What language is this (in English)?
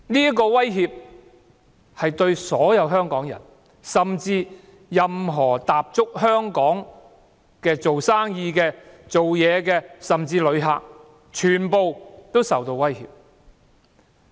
Cantonese